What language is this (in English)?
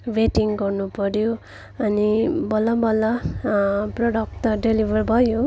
Nepali